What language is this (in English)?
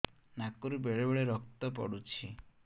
Odia